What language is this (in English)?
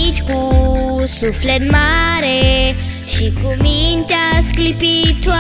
Romanian